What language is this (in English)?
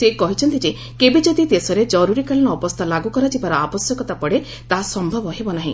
Odia